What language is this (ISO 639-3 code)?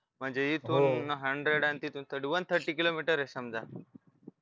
mar